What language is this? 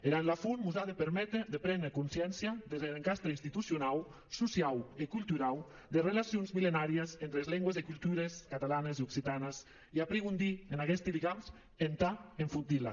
Catalan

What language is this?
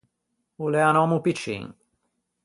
Ligurian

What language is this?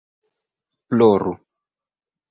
Esperanto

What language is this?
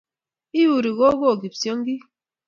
Kalenjin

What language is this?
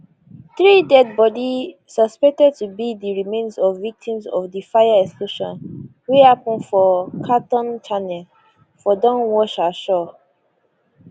Nigerian Pidgin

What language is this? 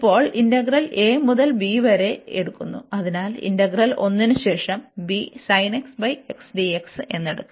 Malayalam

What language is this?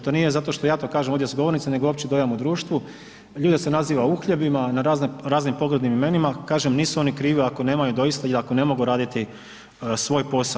Croatian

